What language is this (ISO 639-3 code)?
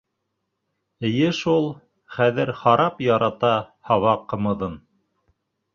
bak